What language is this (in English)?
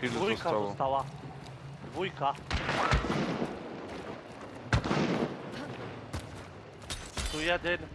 Polish